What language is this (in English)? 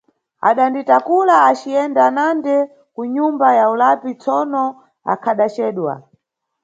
Nyungwe